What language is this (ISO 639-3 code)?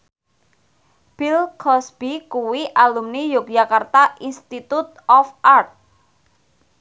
jav